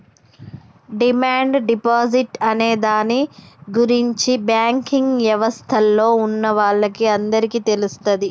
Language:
Telugu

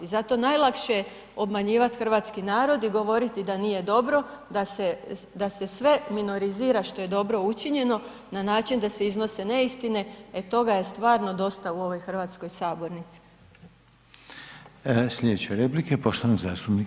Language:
Croatian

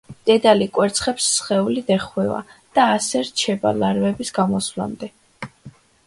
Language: Georgian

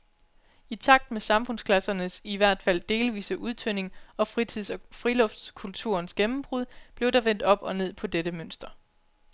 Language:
Danish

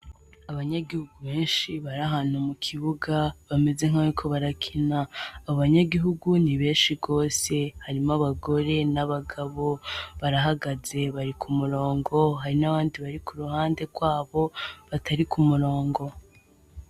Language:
Rundi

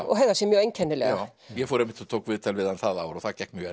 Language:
Icelandic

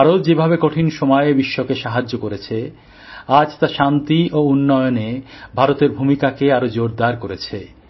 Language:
Bangla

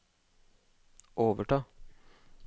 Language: Norwegian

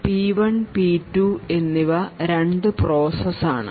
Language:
Malayalam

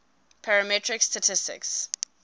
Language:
English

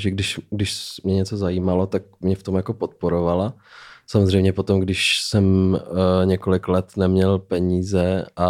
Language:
Czech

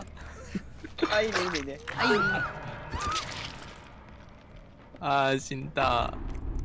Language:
Japanese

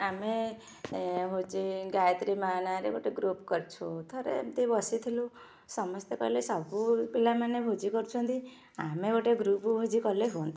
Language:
Odia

